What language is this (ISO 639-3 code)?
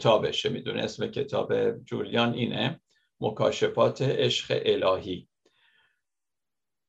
fas